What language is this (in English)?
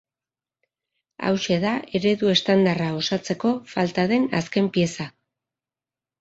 Basque